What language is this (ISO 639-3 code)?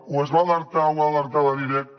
cat